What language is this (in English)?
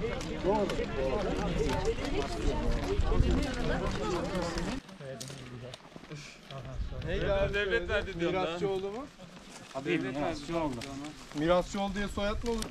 Turkish